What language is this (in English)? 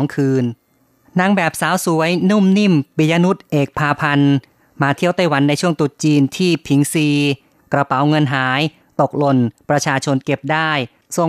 Thai